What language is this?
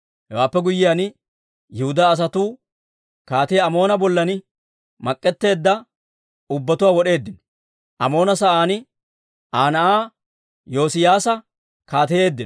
Dawro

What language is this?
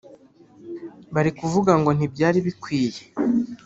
Kinyarwanda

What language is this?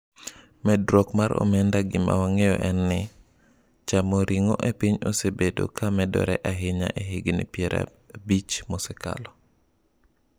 Luo (Kenya and Tanzania)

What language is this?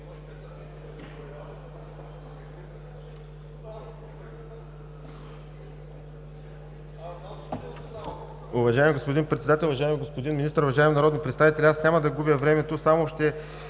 Bulgarian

